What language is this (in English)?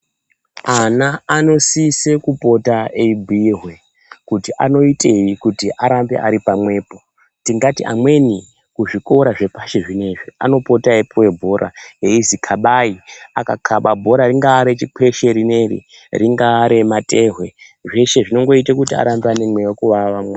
Ndau